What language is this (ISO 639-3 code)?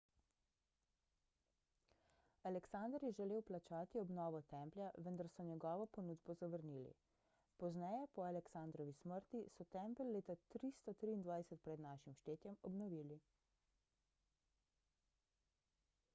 slv